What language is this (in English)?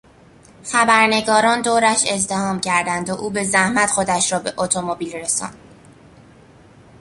Persian